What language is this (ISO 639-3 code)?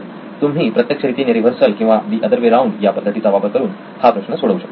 mar